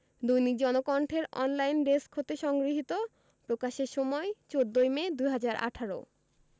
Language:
Bangla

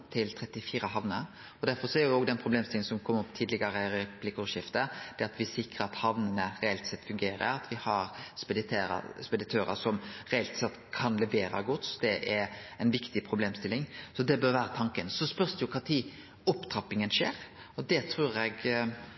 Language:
Norwegian Nynorsk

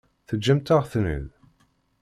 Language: Kabyle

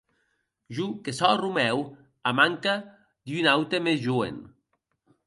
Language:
Occitan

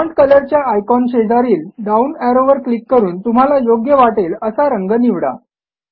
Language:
Marathi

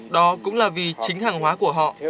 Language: Vietnamese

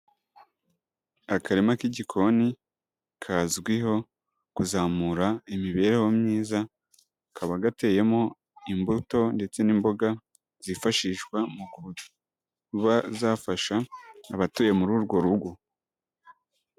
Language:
Kinyarwanda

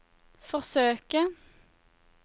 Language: Norwegian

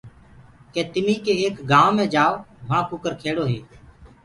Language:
Gurgula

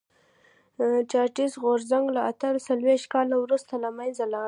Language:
Pashto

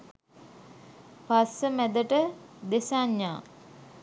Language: Sinhala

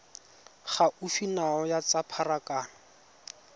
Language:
Tswana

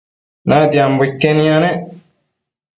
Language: Matsés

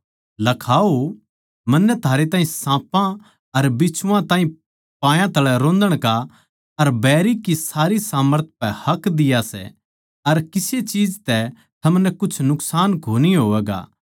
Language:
Haryanvi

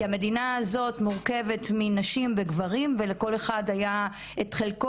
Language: Hebrew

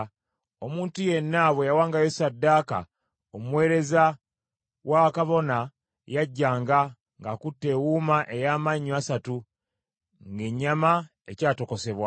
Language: Ganda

